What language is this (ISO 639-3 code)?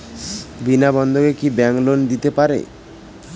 ben